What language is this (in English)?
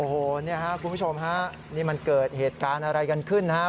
Thai